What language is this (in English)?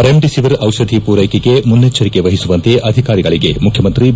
Kannada